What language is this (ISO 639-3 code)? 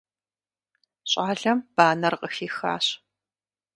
kbd